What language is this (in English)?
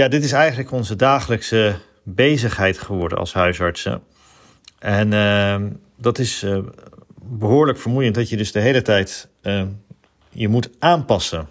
Dutch